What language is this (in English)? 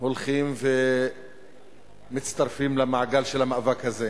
Hebrew